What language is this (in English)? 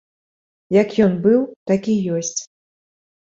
Belarusian